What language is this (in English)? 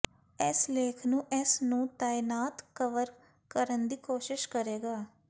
Punjabi